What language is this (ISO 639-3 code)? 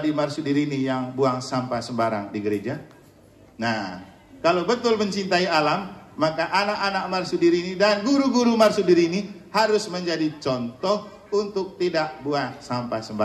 ind